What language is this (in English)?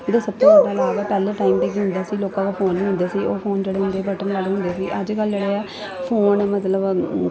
Punjabi